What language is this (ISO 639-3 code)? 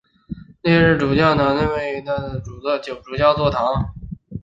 zho